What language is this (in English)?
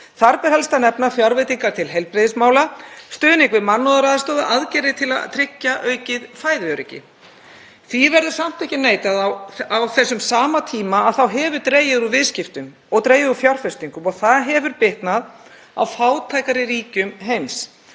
Icelandic